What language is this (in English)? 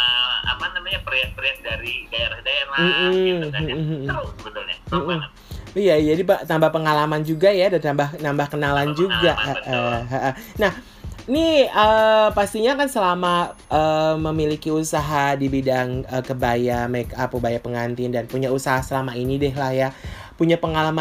Indonesian